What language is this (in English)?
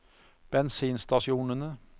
Norwegian